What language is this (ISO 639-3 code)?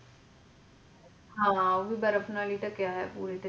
pan